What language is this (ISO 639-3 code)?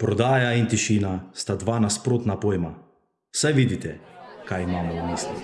slv